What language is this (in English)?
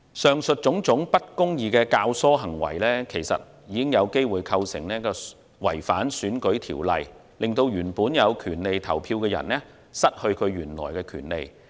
Cantonese